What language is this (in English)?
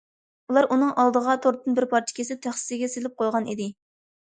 Uyghur